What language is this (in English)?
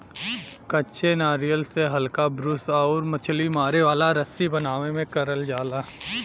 Bhojpuri